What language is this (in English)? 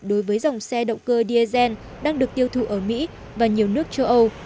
Vietnamese